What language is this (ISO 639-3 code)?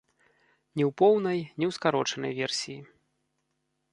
bel